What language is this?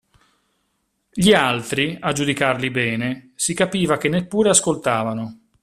Italian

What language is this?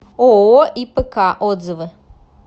Russian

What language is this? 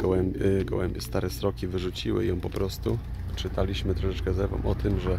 Polish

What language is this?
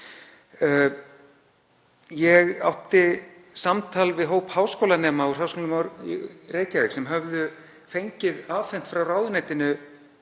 Icelandic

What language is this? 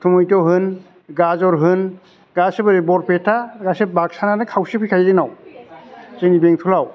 Bodo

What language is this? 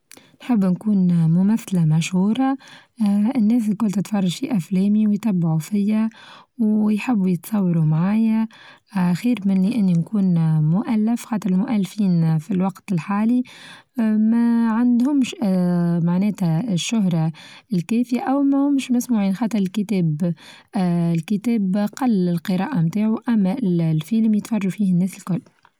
Tunisian Arabic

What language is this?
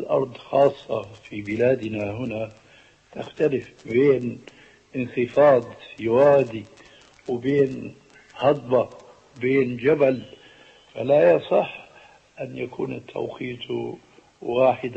Arabic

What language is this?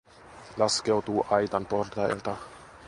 Finnish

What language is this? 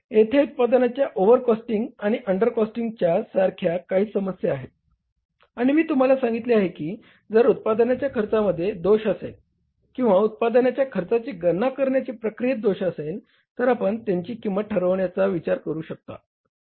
Marathi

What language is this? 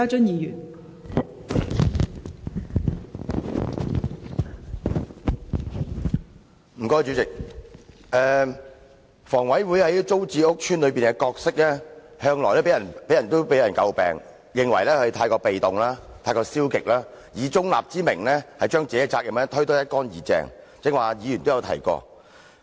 Cantonese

